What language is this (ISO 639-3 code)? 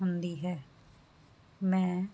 pan